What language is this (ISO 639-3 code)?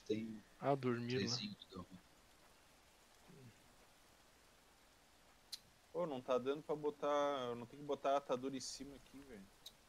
por